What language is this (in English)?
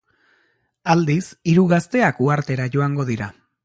Basque